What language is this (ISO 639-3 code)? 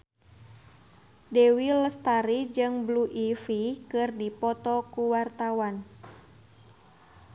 sun